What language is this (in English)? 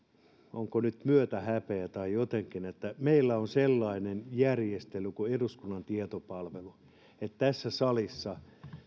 Finnish